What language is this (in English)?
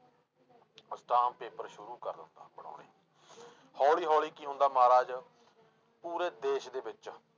Punjabi